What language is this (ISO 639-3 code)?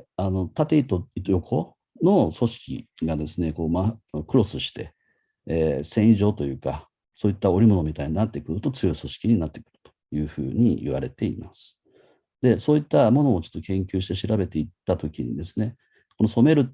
jpn